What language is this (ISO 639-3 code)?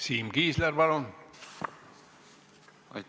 est